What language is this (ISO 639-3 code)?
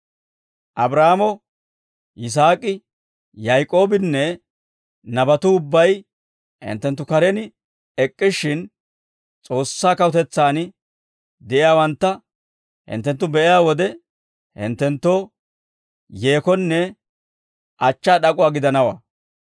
dwr